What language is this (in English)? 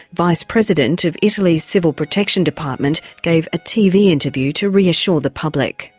English